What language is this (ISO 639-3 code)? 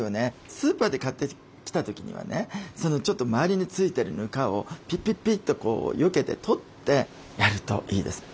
jpn